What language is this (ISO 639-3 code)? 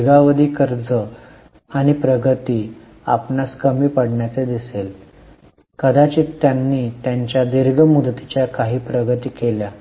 mar